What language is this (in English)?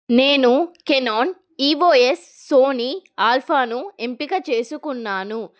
Telugu